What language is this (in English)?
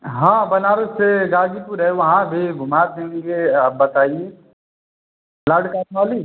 Hindi